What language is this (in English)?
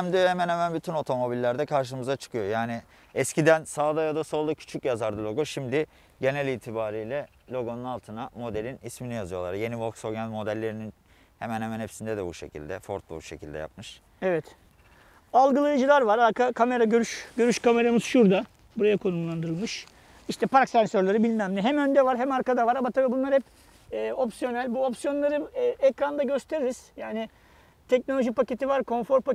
Turkish